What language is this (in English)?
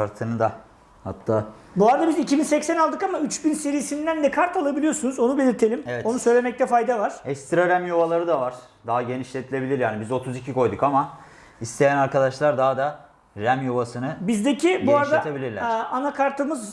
Turkish